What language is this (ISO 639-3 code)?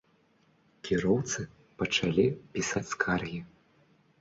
bel